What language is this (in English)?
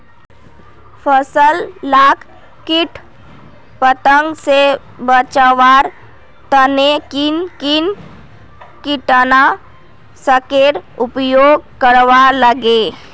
Magahi